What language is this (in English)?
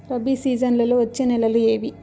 Telugu